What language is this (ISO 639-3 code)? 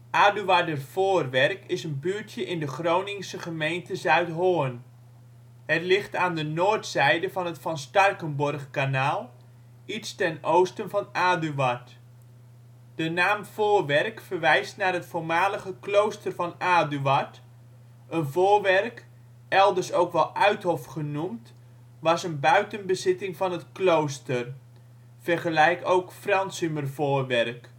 nld